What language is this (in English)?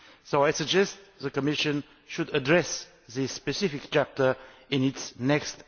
English